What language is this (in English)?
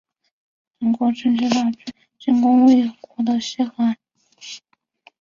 Chinese